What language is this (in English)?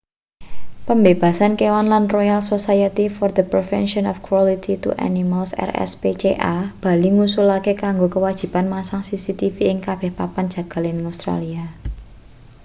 Javanese